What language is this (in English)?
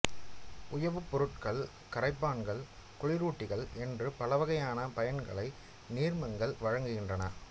Tamil